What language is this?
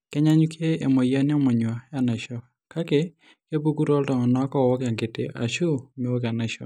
Masai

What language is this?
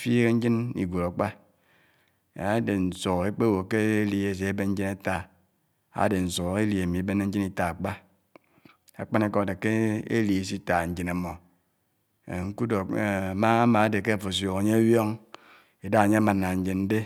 Anaang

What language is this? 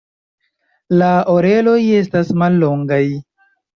Esperanto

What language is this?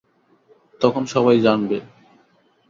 Bangla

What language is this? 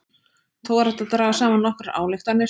Icelandic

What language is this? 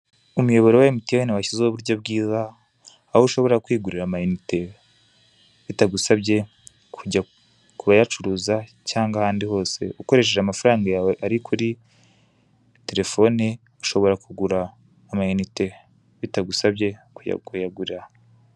Kinyarwanda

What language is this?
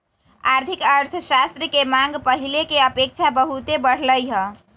Magahi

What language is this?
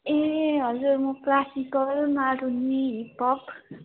Nepali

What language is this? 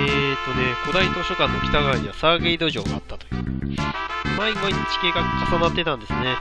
Japanese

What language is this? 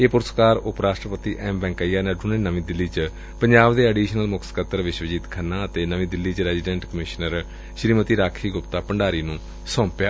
Punjabi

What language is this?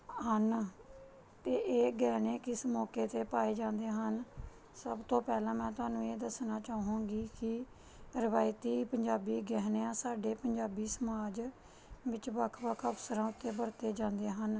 Punjabi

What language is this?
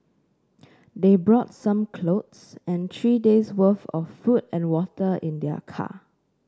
English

